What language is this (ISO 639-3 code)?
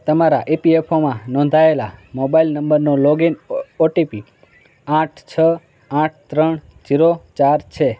guj